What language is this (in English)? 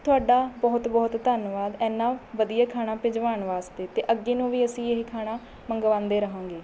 Punjabi